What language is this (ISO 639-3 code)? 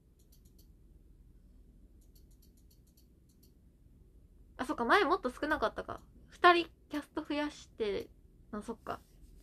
jpn